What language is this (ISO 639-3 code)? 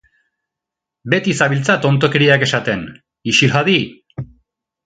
eus